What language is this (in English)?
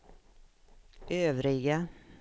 Swedish